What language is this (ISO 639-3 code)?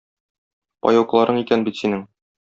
tat